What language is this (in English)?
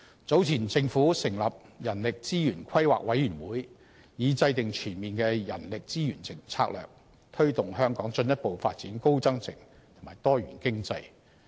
Cantonese